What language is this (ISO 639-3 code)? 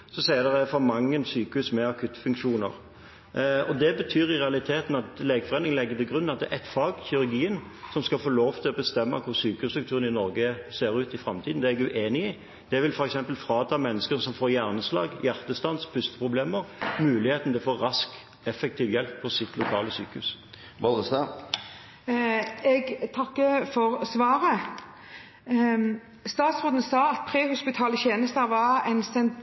nob